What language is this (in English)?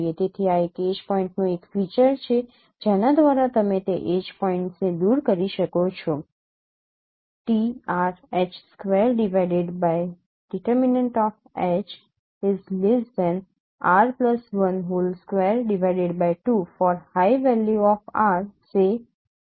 Gujarati